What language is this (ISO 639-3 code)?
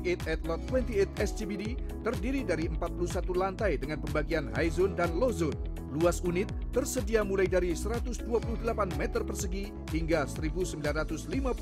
ind